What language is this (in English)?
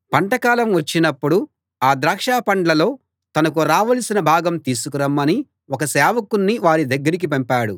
Telugu